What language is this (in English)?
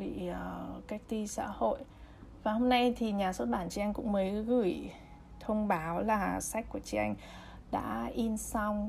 Vietnamese